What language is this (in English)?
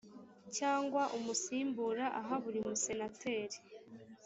Kinyarwanda